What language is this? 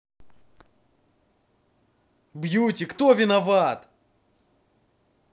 Russian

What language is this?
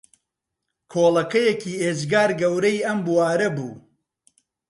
Central Kurdish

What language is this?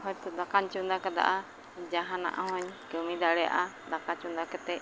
Santali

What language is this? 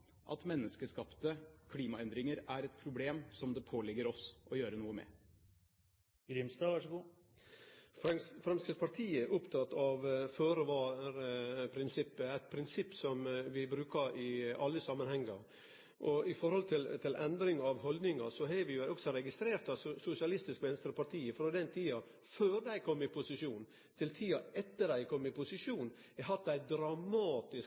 Norwegian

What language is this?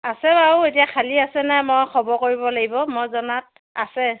Assamese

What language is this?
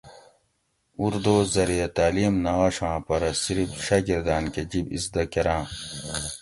Gawri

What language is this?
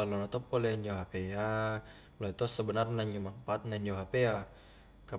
Highland Konjo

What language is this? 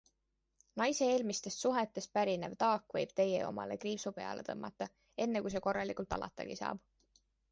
Estonian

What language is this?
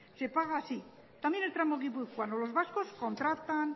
Spanish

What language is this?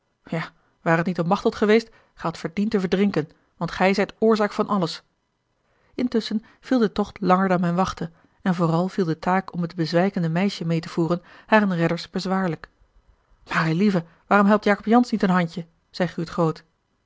Dutch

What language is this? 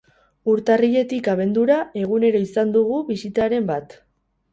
Basque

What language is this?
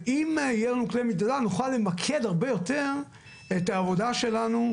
Hebrew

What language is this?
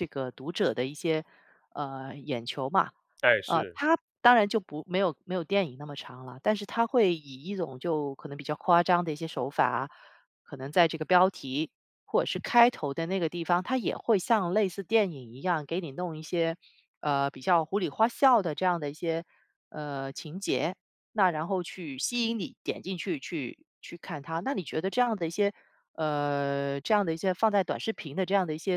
Chinese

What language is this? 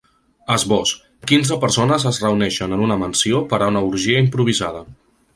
Catalan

